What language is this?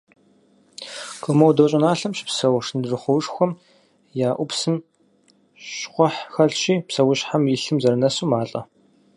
Kabardian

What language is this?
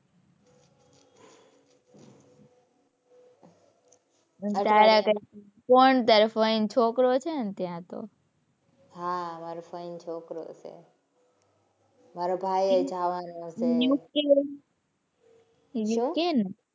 Gujarati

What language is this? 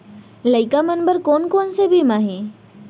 Chhattisgarhi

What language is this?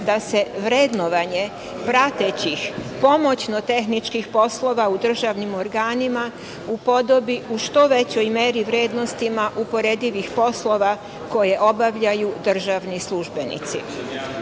Serbian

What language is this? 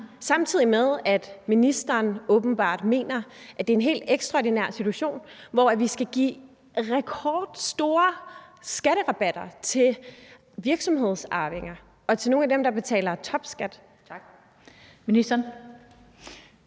Danish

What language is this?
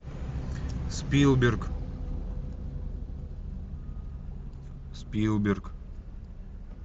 Russian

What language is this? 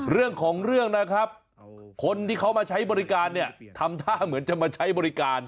Thai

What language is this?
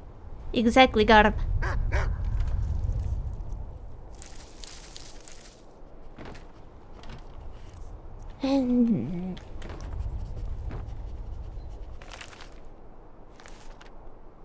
English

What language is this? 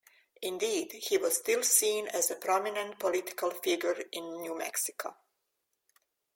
English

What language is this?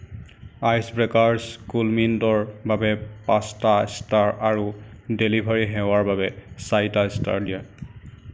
Assamese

